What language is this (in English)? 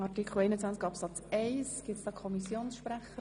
Swiss German